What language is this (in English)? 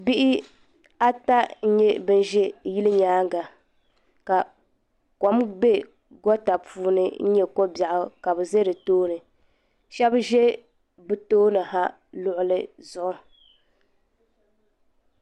Dagbani